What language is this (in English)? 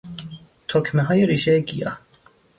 Persian